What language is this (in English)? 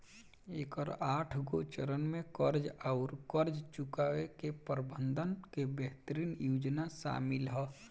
Bhojpuri